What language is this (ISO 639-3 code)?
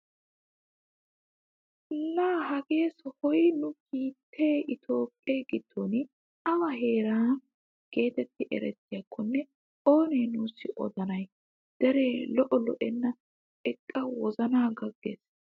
wal